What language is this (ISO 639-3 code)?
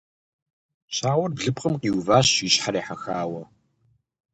kbd